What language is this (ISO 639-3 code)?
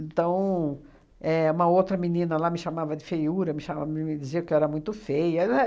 por